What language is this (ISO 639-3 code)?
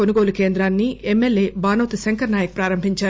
tel